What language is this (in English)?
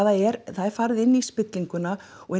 Icelandic